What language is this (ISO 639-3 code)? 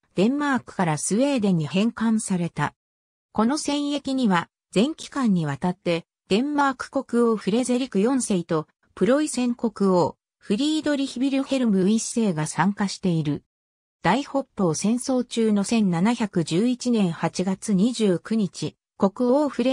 jpn